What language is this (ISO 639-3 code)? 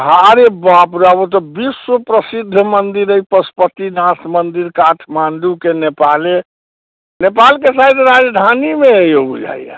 mai